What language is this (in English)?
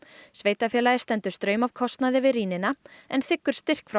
Icelandic